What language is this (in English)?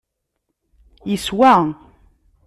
Kabyle